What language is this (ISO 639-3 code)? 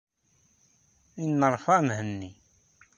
kab